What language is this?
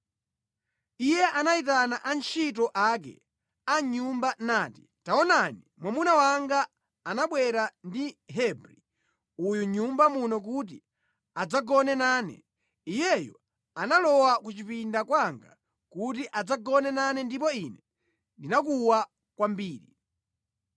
Nyanja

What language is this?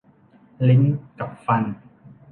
Thai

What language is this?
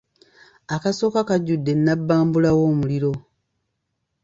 Ganda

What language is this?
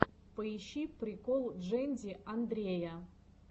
Russian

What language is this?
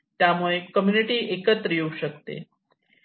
Marathi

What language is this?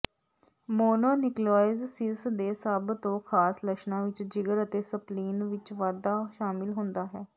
Punjabi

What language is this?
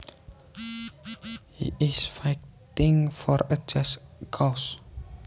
Javanese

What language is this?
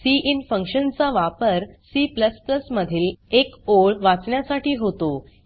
Marathi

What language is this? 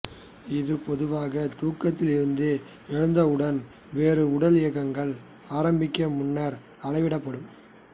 Tamil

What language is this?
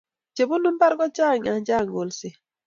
Kalenjin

